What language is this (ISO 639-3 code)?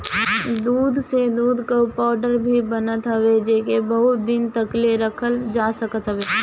bho